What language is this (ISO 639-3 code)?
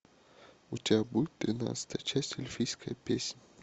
rus